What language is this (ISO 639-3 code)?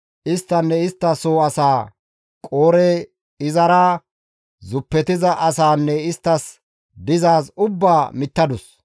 gmv